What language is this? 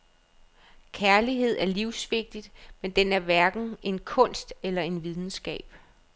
Danish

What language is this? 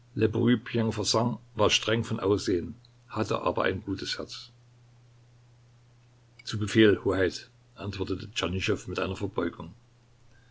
German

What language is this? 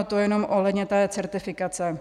Czech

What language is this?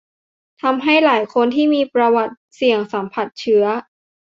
Thai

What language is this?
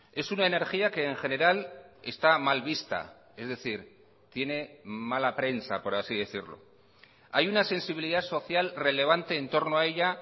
Spanish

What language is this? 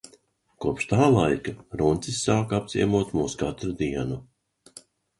Latvian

